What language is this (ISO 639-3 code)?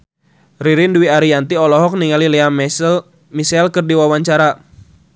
sun